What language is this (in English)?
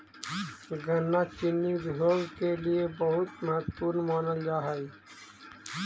Magahi